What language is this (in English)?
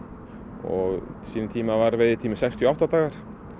Icelandic